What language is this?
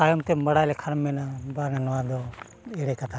Santali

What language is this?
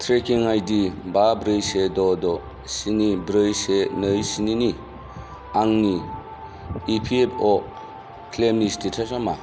Bodo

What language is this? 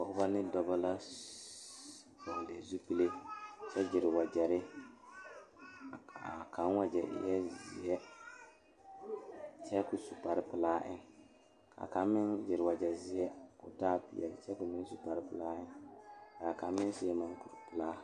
Southern Dagaare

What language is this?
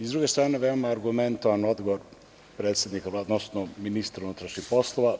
Serbian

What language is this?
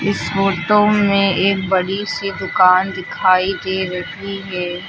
Hindi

